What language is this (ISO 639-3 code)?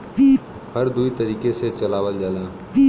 bho